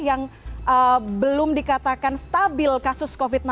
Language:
Indonesian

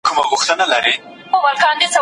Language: Pashto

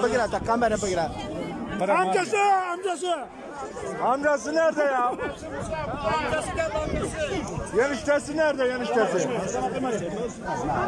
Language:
Turkish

